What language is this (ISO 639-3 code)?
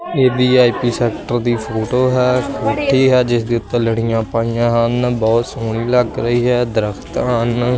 pan